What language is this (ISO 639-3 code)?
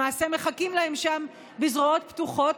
heb